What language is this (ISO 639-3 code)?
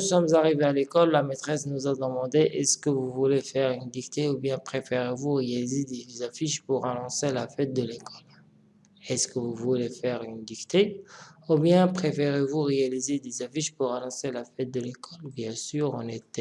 fra